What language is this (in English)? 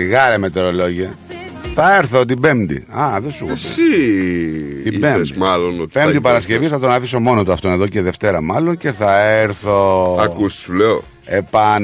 Greek